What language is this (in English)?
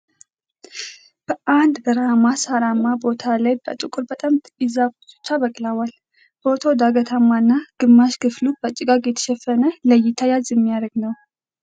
Amharic